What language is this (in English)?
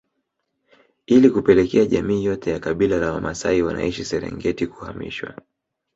Swahili